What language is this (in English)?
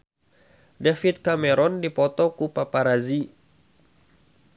Sundanese